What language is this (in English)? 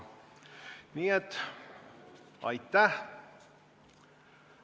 Estonian